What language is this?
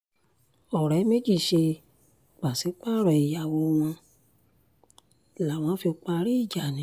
Yoruba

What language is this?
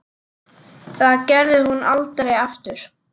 Icelandic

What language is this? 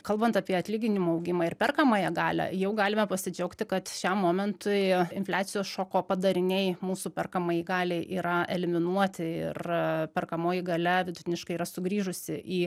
Lithuanian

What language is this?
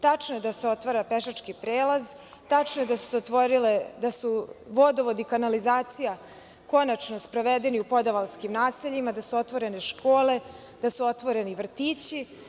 Serbian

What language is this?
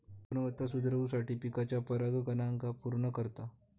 Marathi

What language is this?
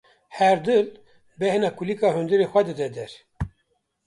Kurdish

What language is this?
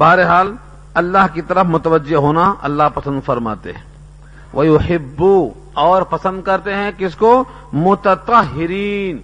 Urdu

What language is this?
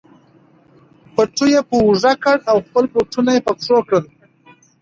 Pashto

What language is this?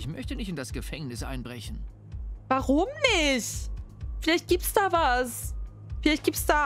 German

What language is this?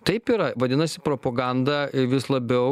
Lithuanian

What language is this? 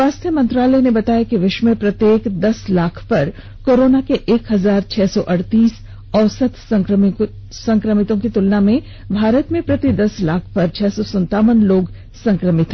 Hindi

